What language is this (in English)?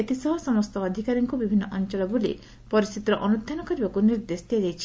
Odia